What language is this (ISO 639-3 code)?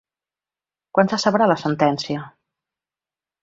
cat